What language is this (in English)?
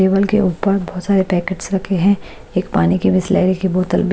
Hindi